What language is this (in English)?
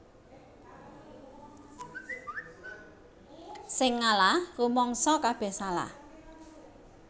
Javanese